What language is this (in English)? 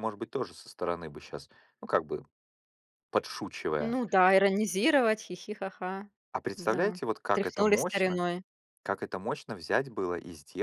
Russian